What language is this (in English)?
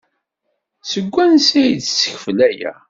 Kabyle